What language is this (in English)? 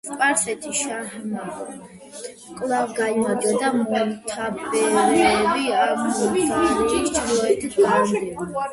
Georgian